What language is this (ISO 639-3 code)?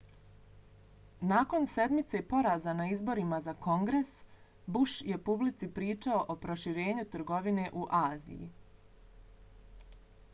bos